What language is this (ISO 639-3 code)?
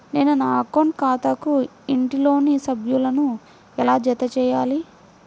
tel